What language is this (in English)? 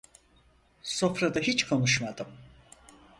Turkish